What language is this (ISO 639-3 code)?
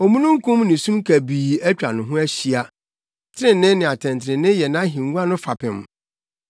aka